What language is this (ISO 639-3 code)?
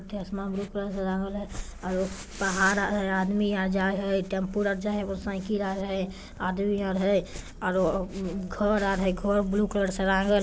mag